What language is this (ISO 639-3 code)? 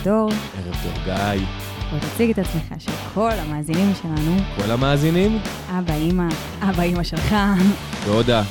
heb